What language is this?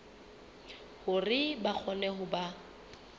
Southern Sotho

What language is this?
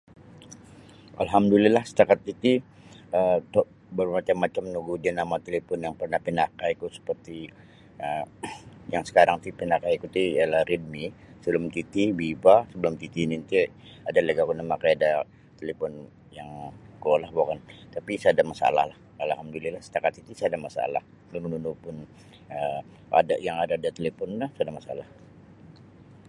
Sabah Bisaya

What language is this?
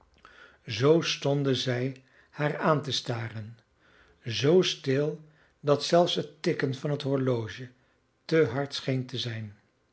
Dutch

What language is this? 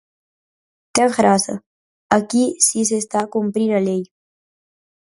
Galician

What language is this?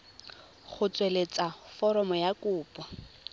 Tswana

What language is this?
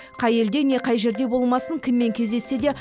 Kazakh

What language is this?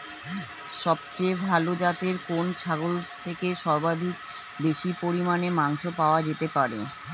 Bangla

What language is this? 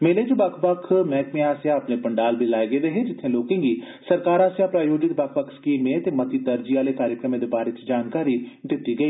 Dogri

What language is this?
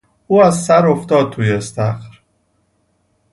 Persian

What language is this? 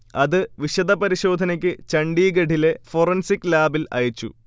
Malayalam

